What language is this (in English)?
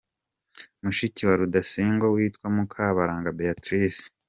Kinyarwanda